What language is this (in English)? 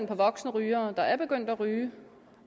Danish